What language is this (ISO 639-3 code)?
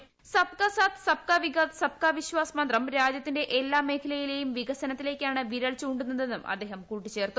mal